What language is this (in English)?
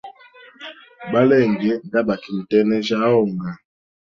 Hemba